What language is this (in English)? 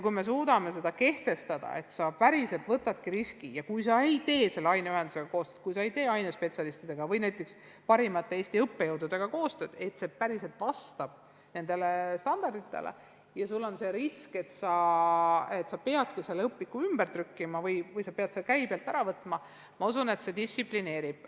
Estonian